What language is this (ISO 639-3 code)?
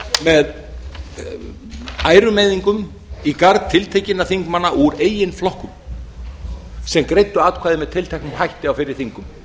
isl